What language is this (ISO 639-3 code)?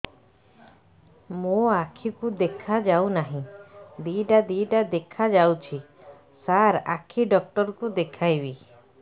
ori